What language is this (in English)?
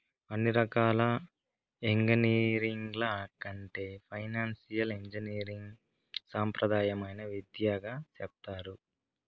Telugu